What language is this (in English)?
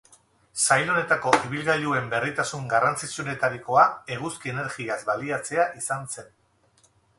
Basque